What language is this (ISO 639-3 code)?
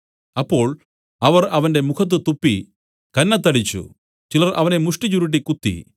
mal